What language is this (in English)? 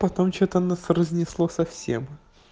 Russian